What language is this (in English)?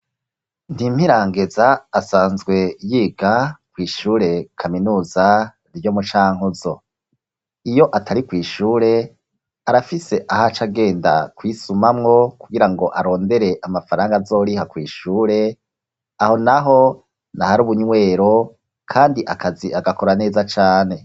Rundi